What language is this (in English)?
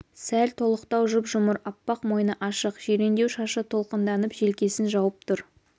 Kazakh